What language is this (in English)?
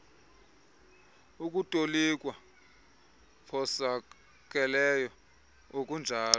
Xhosa